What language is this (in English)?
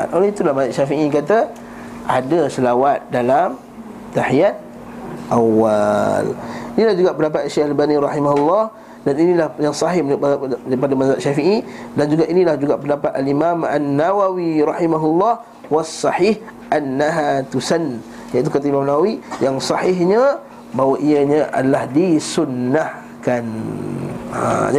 Malay